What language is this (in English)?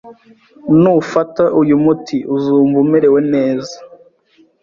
Kinyarwanda